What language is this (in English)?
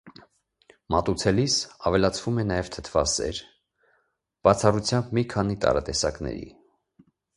Armenian